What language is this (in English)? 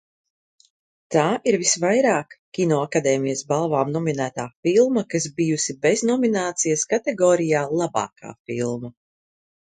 Latvian